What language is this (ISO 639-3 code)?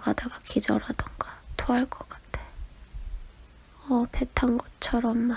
kor